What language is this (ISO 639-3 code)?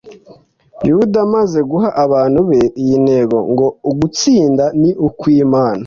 kin